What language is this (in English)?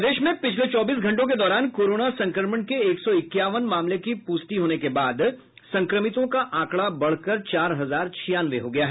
Hindi